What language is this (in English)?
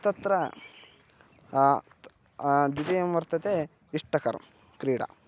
Sanskrit